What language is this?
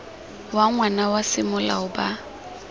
Tswana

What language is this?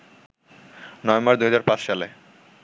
Bangla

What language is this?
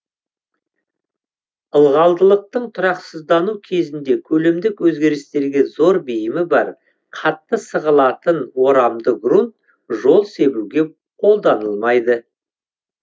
Kazakh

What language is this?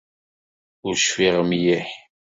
Kabyle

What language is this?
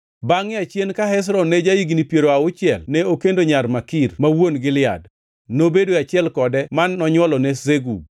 Luo (Kenya and Tanzania)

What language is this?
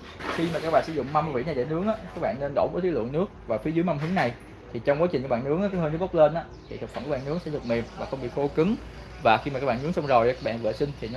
Vietnamese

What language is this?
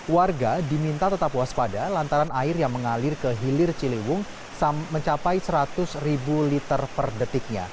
Indonesian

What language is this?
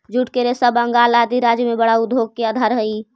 Magahi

